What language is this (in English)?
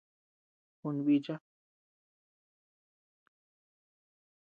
Tepeuxila Cuicatec